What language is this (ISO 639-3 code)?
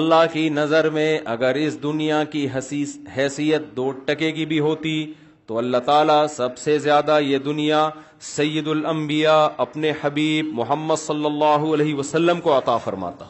urd